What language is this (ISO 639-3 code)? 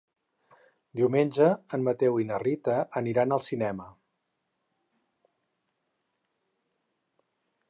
cat